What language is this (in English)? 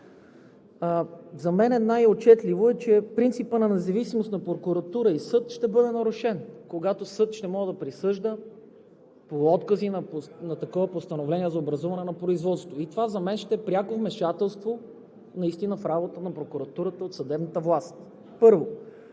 Bulgarian